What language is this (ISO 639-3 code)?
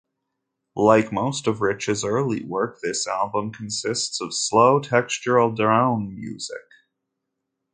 eng